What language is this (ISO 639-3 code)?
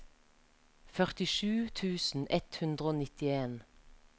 nor